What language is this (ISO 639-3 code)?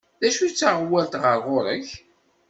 kab